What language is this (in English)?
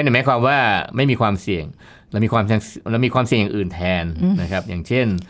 Thai